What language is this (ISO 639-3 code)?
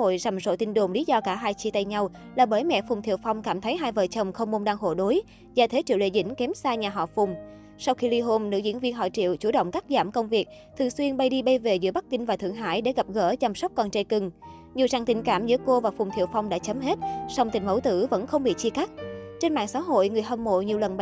vie